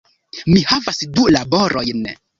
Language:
Esperanto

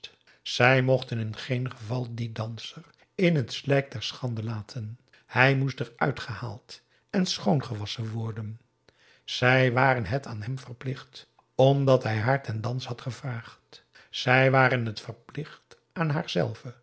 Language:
Dutch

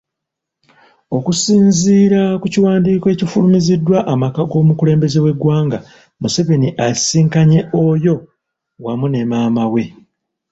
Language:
Ganda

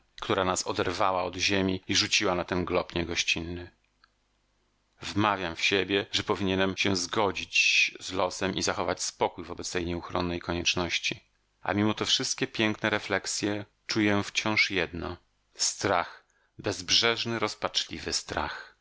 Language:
Polish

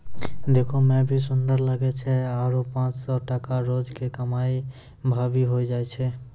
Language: Maithili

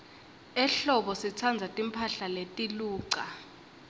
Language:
Swati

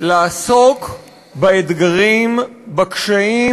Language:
Hebrew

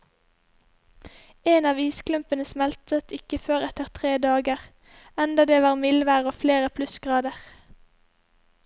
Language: Norwegian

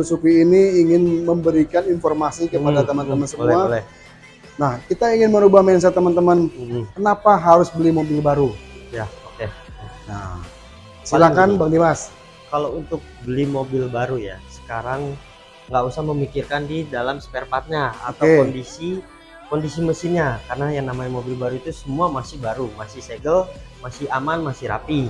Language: Indonesian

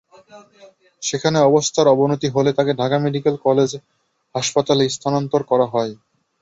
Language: Bangla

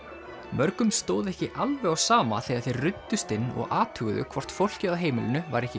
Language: Icelandic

